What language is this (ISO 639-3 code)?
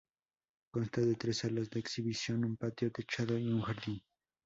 spa